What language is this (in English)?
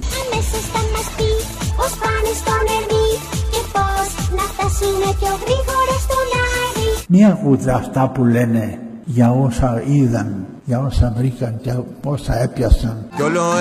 Greek